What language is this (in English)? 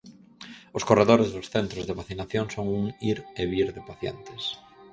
Galician